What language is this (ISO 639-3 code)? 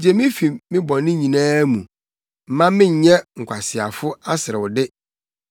aka